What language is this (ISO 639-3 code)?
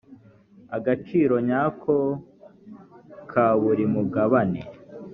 kin